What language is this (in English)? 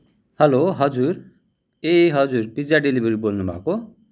Nepali